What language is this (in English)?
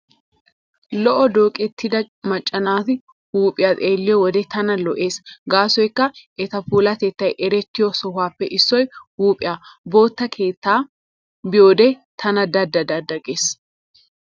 Wolaytta